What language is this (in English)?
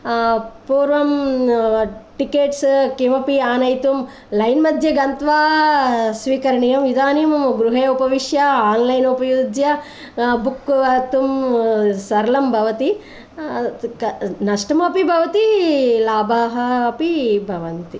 Sanskrit